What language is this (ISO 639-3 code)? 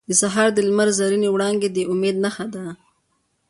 pus